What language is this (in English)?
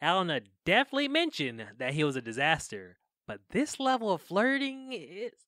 English